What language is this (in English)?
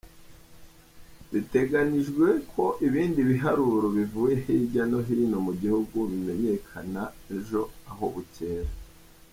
Kinyarwanda